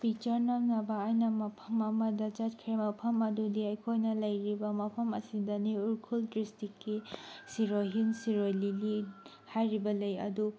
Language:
Manipuri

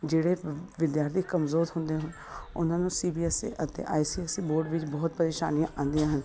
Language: Punjabi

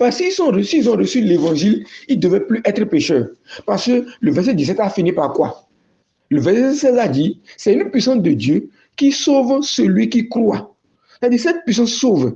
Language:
French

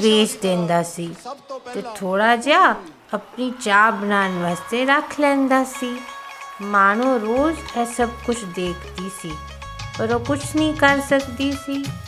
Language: Hindi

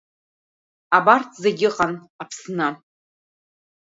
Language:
Abkhazian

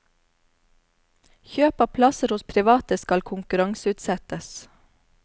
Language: Norwegian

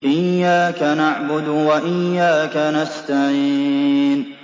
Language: Arabic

